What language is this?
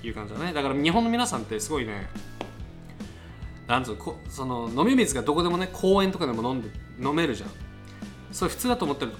Japanese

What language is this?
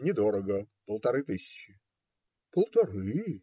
Russian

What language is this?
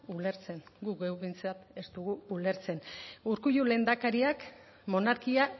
Basque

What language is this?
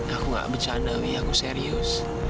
Indonesian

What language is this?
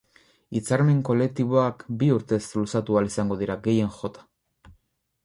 Basque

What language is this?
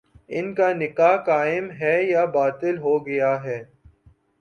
Urdu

